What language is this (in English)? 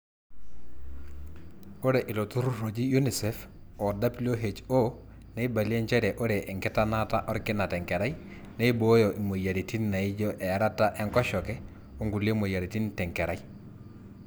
Masai